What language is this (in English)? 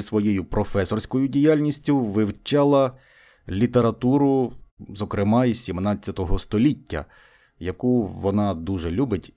Ukrainian